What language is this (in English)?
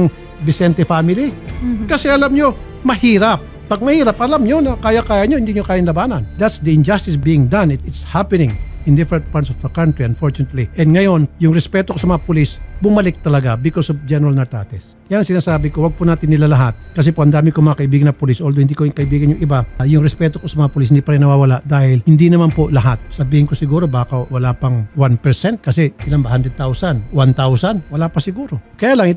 Filipino